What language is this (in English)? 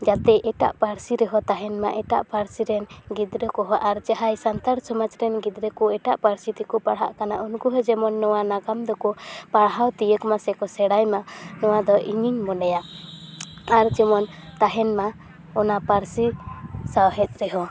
Santali